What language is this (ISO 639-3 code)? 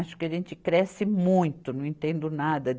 por